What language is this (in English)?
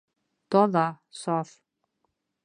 Bashkir